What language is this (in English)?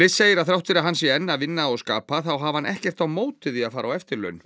Icelandic